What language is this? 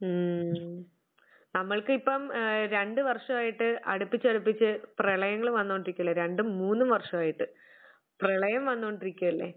Malayalam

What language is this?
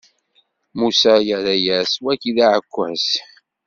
Kabyle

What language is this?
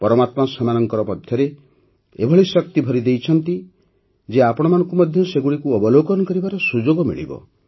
Odia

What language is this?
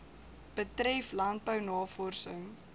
Afrikaans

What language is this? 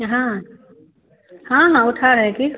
Hindi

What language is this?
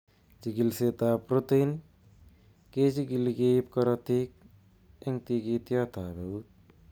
Kalenjin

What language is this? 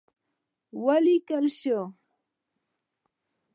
Pashto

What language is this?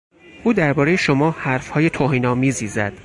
Persian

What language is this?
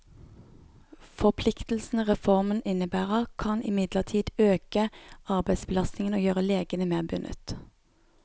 Norwegian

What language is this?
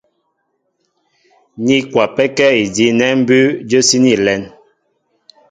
Mbo (Cameroon)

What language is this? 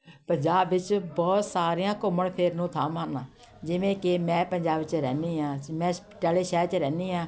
Punjabi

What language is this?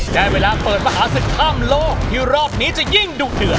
Thai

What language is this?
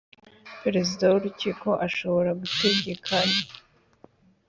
Kinyarwanda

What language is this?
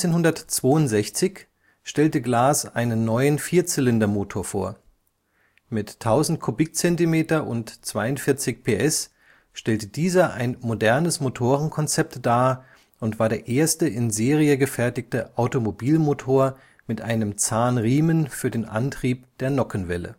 German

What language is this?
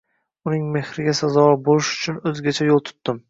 Uzbek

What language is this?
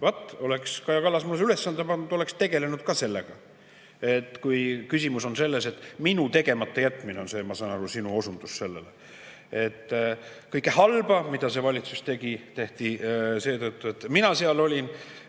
Estonian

